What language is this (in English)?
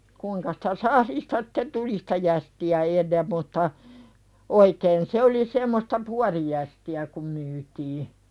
Finnish